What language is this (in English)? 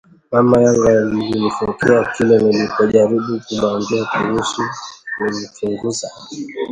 Swahili